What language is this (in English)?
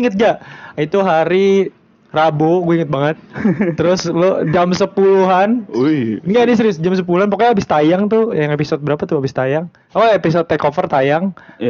Indonesian